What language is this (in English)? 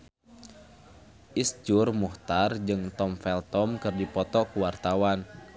Sundanese